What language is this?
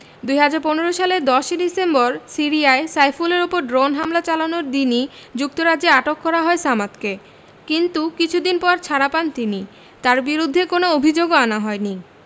Bangla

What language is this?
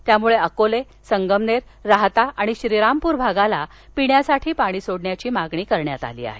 Marathi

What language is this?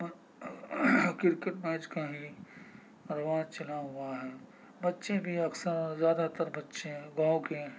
Urdu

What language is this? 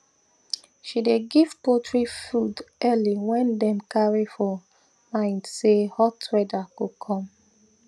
Nigerian Pidgin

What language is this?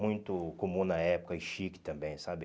Portuguese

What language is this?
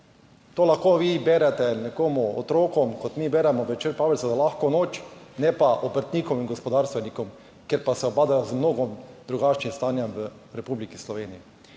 Slovenian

